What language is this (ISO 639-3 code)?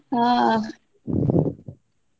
kan